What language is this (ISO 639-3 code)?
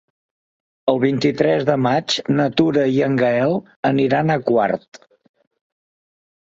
cat